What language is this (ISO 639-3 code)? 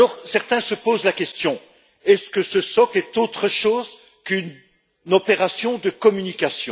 fra